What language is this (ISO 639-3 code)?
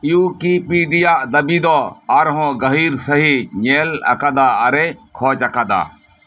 sat